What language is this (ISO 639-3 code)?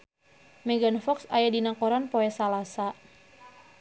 sun